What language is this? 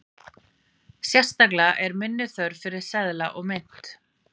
Icelandic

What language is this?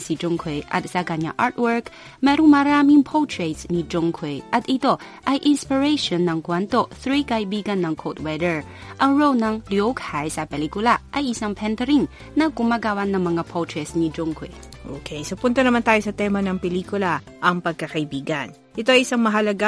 Filipino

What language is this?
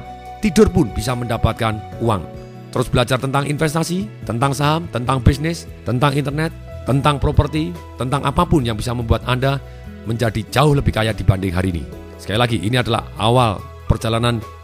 Indonesian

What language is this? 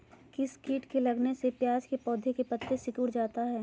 Magahi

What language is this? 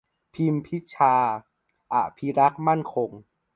Thai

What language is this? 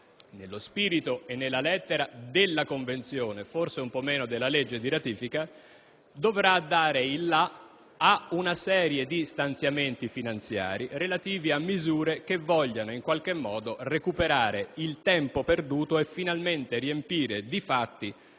Italian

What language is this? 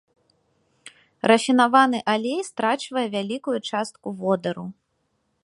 Belarusian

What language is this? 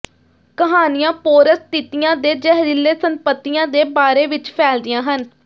Punjabi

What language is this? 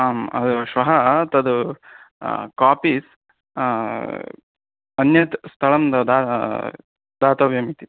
Sanskrit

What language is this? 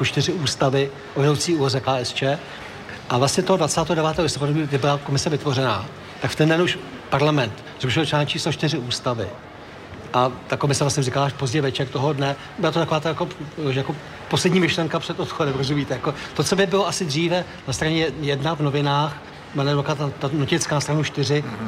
Czech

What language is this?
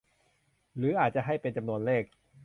Thai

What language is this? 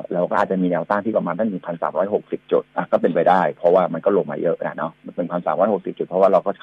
Thai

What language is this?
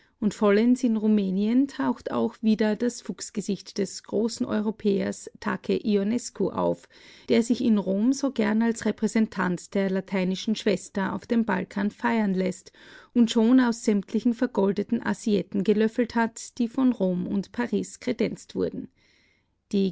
German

